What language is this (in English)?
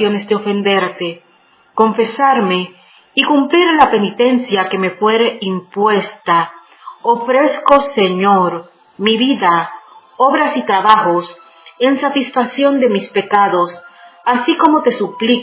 Spanish